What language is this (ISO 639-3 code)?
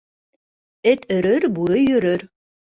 bak